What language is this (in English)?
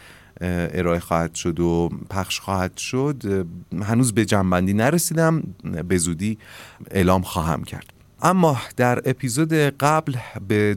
Persian